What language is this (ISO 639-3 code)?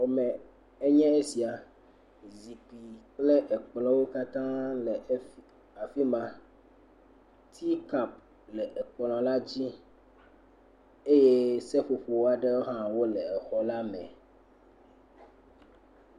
ewe